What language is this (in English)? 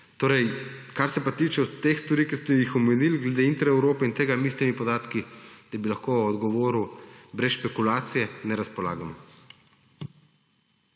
Slovenian